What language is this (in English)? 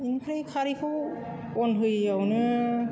Bodo